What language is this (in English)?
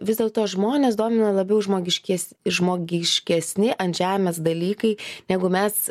Lithuanian